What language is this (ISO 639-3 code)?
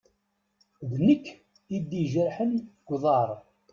kab